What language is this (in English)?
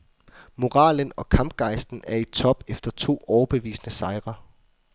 Danish